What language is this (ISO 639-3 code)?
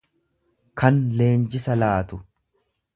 orm